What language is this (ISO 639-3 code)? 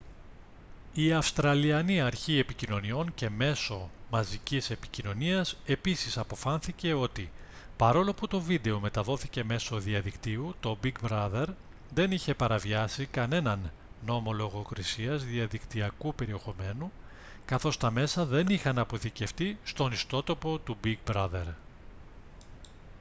ell